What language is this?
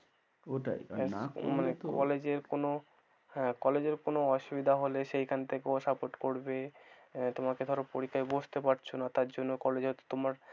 Bangla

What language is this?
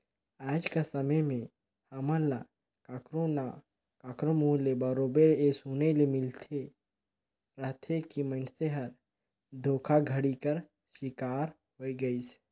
Chhattisgarhi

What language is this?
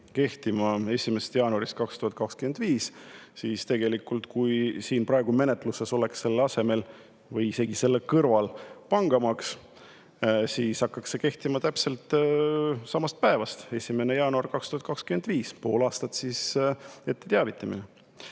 Estonian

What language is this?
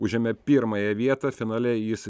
Lithuanian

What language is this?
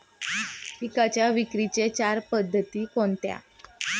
Marathi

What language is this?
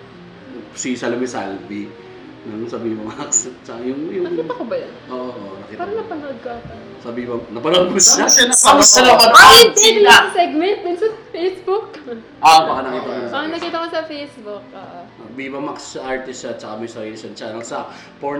Filipino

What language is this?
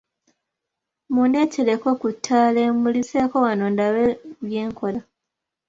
Ganda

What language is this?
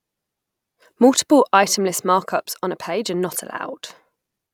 English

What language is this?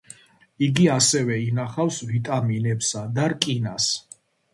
Georgian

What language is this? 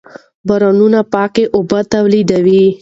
Pashto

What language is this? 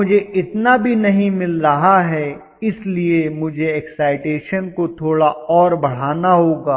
Hindi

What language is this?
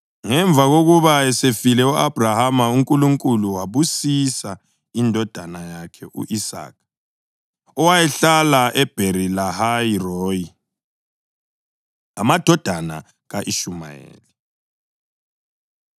North Ndebele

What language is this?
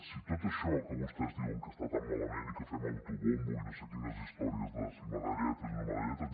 Catalan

